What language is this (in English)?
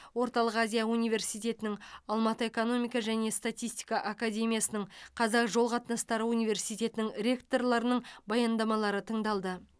Kazakh